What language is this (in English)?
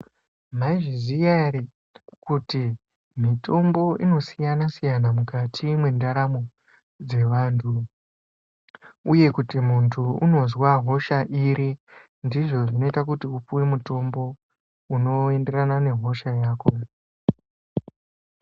Ndau